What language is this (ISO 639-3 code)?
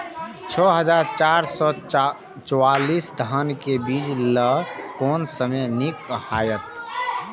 mai